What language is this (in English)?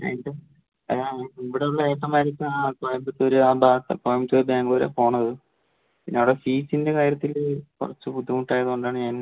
Malayalam